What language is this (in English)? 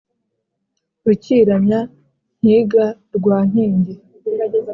Kinyarwanda